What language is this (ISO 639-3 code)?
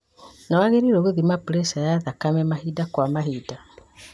kik